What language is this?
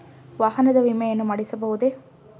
Kannada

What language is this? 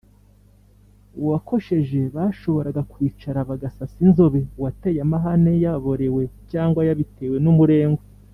Kinyarwanda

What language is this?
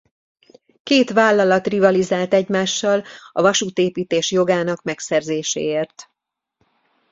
Hungarian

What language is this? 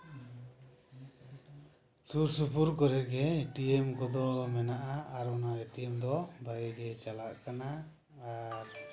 Santali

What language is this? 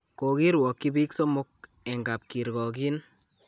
Kalenjin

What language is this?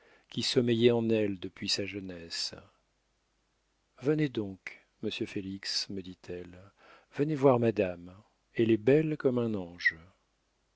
French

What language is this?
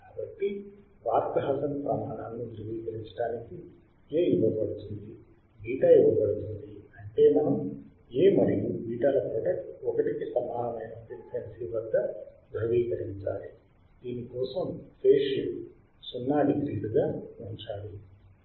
Telugu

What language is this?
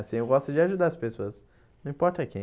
Portuguese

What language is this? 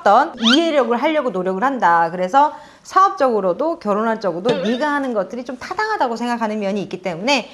Korean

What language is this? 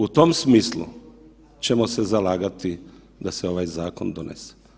Croatian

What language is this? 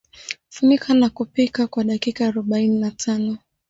Swahili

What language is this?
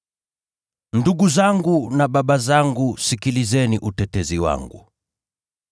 Swahili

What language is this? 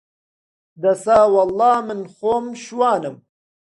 Central Kurdish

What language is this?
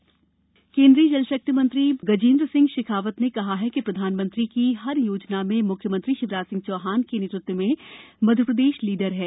Hindi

